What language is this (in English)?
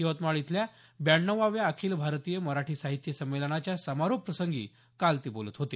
Marathi